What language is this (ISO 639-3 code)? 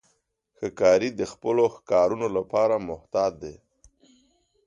pus